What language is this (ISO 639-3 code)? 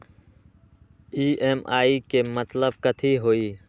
mag